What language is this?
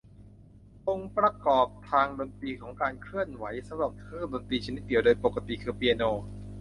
Thai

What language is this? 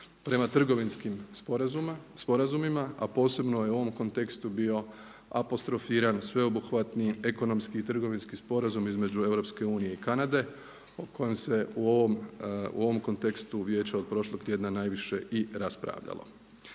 Croatian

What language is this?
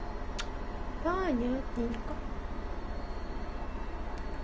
Russian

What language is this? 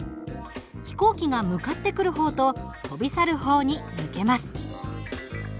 Japanese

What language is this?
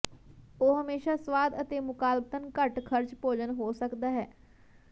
Punjabi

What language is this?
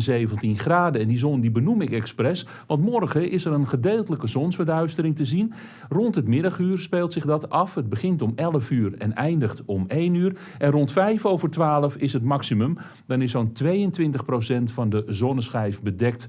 Dutch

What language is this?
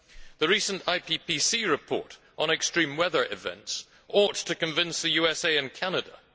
English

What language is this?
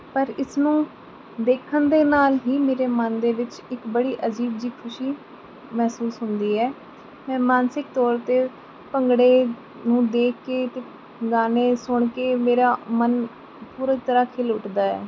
Punjabi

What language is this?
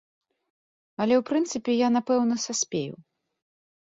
Belarusian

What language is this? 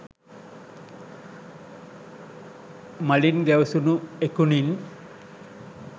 Sinhala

